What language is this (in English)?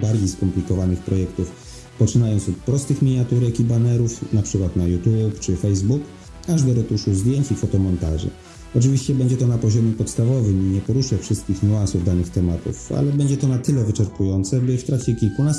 Polish